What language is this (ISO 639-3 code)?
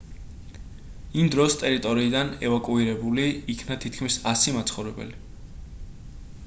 kat